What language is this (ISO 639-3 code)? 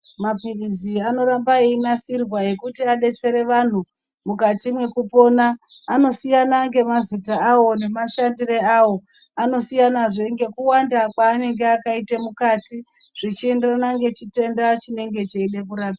ndc